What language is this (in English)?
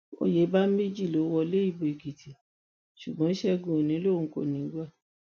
Yoruba